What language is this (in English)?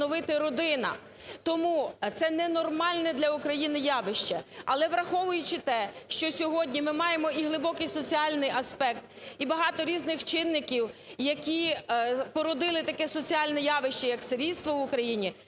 Ukrainian